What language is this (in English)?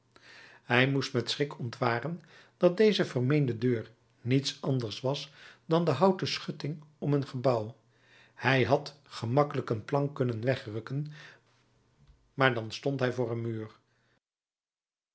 Dutch